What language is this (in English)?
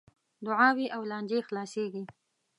Pashto